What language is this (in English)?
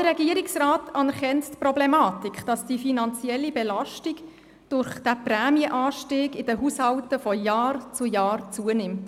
Swiss German